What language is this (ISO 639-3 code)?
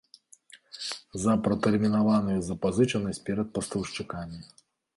bel